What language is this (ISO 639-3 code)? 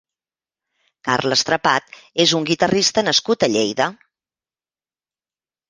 cat